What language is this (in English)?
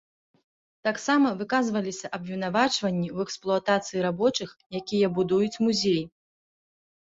Belarusian